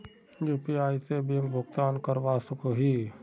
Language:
Magahi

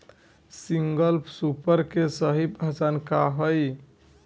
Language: Bhojpuri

